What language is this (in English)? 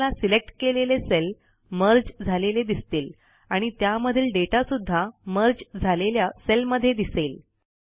Marathi